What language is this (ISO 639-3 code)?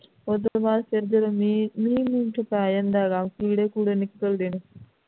pan